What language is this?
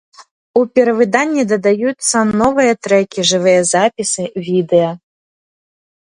Belarusian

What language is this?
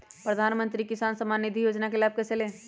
Magahi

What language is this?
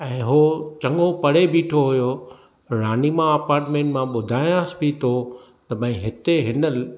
Sindhi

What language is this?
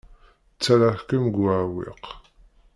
Kabyle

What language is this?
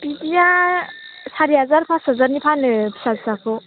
Bodo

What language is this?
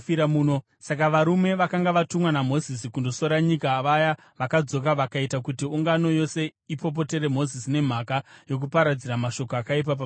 Shona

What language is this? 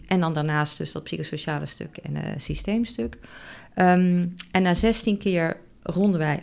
Dutch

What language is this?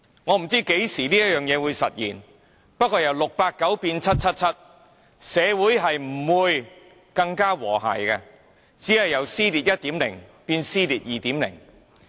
Cantonese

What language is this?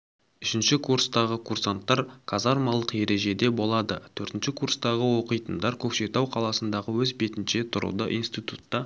Kazakh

